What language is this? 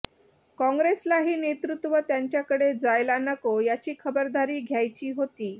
Marathi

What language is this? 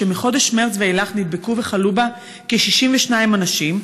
Hebrew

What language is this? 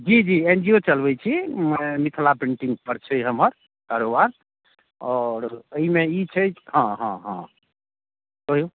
Maithili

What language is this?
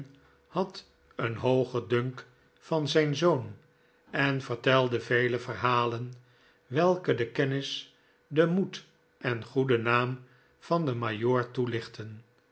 Dutch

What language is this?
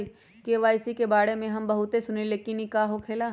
Magahi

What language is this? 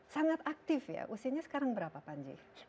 Indonesian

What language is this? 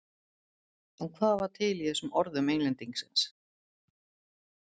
Icelandic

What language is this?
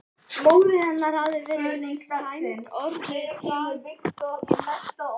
Icelandic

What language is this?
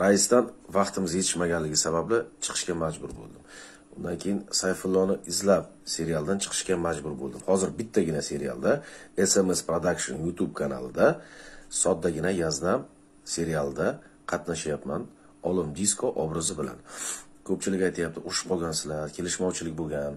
Turkish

